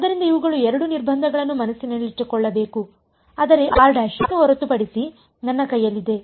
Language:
Kannada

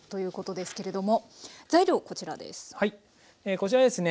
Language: Japanese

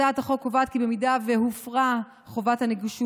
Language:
Hebrew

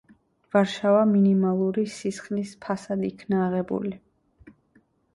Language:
Georgian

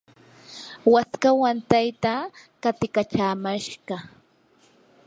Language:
Yanahuanca Pasco Quechua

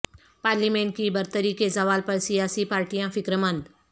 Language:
Urdu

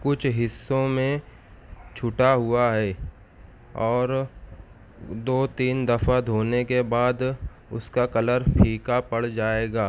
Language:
Urdu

